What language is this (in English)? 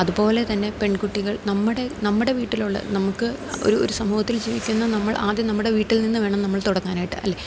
Malayalam